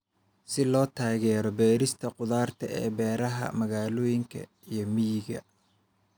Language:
Somali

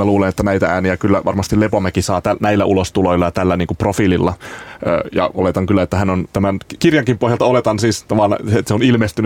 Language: Finnish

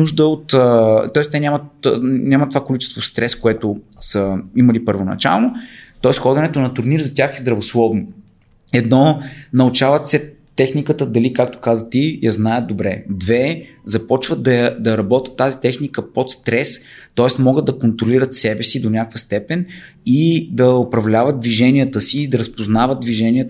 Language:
Bulgarian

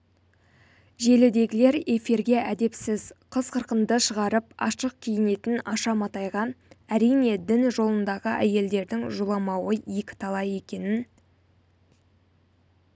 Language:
Kazakh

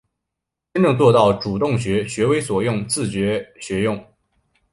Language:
Chinese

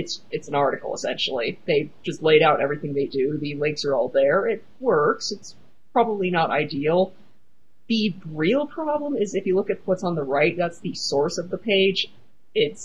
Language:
English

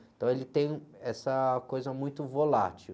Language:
Portuguese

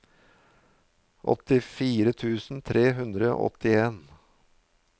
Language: Norwegian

